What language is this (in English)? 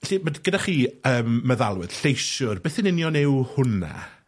Welsh